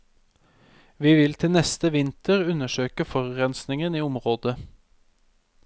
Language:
Norwegian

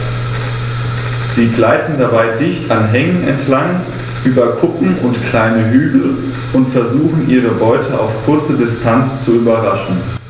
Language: German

